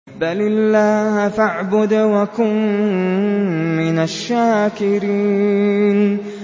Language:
Arabic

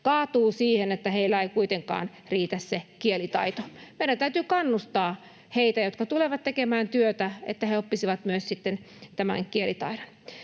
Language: Finnish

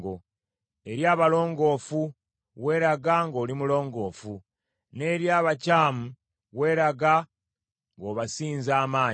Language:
Ganda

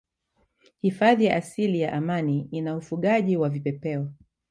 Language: Swahili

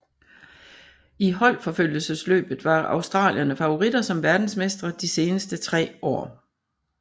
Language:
Danish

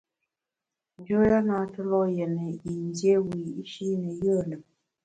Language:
Bamun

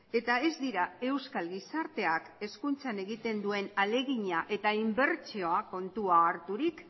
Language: Basque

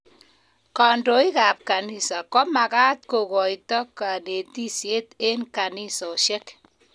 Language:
Kalenjin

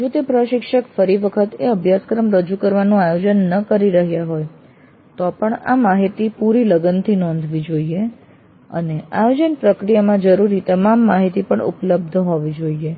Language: Gujarati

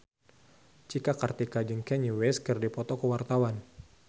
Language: Sundanese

